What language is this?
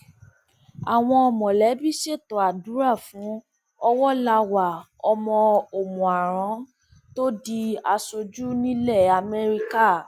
Yoruba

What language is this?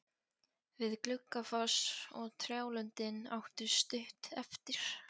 Icelandic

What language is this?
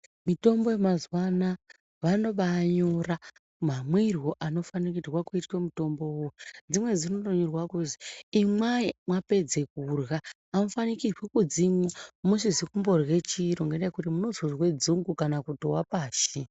Ndau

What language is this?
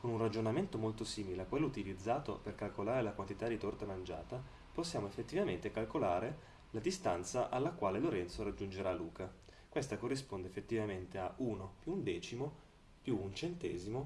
Italian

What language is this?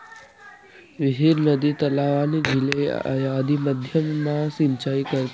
Marathi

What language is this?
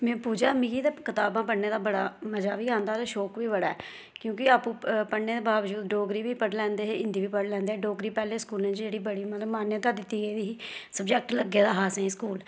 Dogri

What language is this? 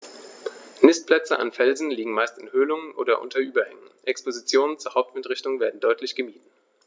German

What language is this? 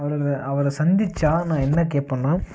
Tamil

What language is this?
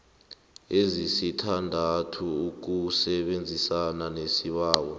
South Ndebele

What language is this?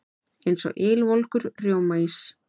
Icelandic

